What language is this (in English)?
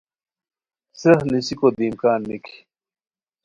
Khowar